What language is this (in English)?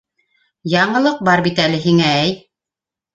Bashkir